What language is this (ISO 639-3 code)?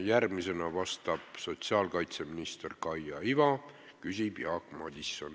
est